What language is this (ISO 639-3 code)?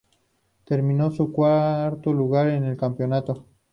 spa